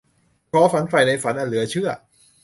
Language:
Thai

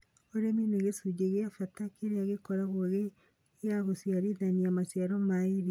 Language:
Kikuyu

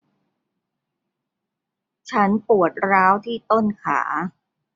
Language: Thai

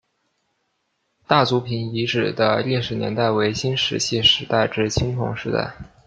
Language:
Chinese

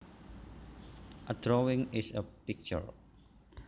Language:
Javanese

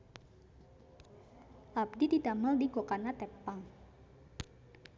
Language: Sundanese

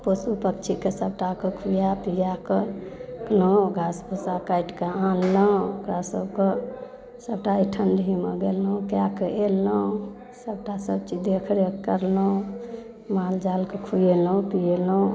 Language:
Maithili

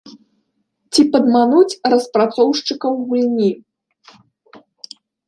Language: Belarusian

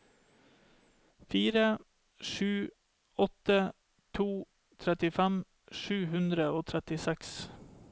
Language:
Norwegian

